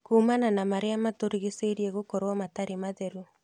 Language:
Kikuyu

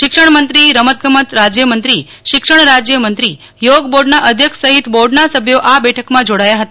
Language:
Gujarati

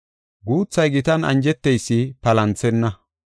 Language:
Gofa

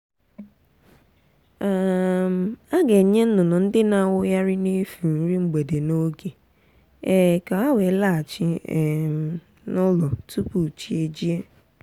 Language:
Igbo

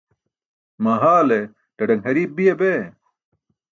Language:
Burushaski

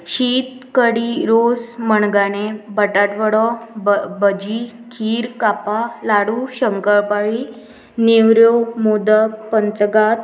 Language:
Konkani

